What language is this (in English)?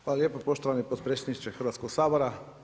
Croatian